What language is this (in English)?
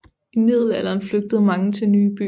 Danish